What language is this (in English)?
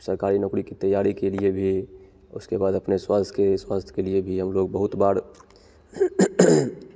Hindi